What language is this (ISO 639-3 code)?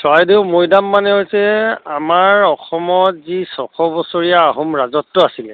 asm